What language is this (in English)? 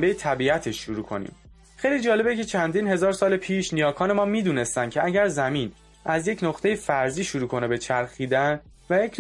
Persian